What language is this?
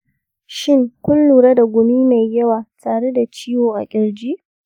Hausa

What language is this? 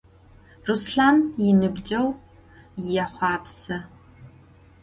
Adyghe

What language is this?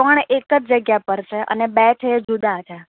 Gujarati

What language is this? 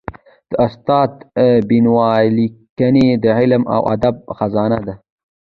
Pashto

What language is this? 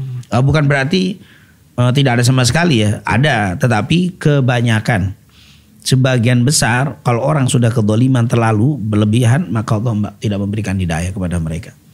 Indonesian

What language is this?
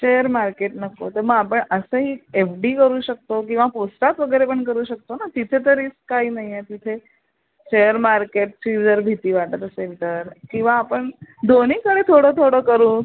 Marathi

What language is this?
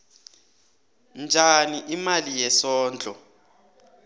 South Ndebele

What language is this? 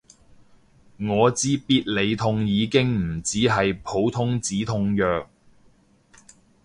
Cantonese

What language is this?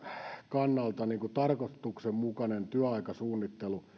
Finnish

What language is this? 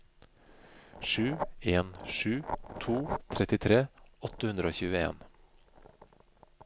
Norwegian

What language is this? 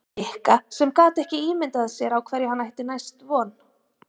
Icelandic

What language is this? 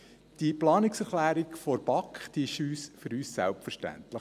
Swiss German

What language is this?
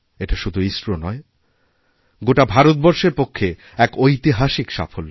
Bangla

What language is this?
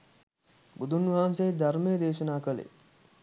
Sinhala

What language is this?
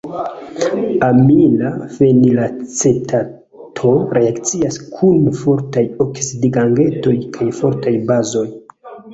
Esperanto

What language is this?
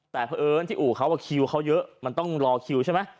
Thai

